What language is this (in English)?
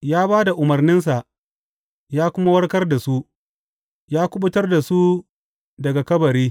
Hausa